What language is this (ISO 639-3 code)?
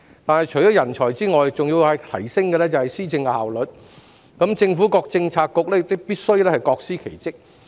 yue